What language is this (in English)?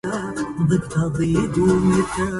Arabic